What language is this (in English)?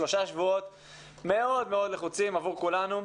Hebrew